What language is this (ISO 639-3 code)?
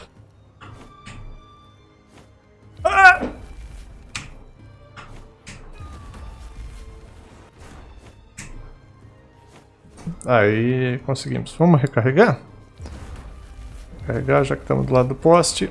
por